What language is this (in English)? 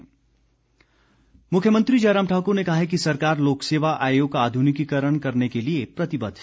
Hindi